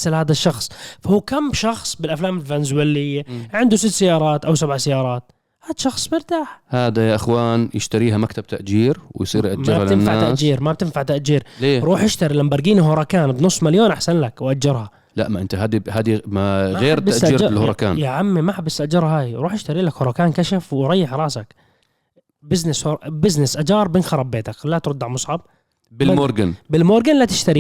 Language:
Arabic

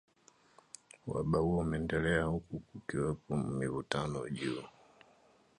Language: Swahili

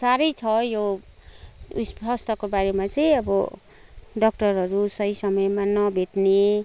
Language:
Nepali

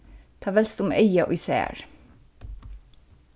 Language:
Faroese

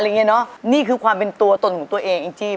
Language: Thai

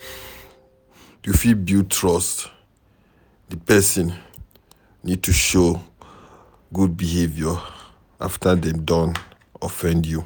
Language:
Nigerian Pidgin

